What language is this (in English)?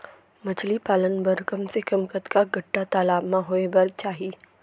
Chhattisgarhi